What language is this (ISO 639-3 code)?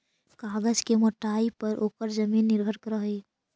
mag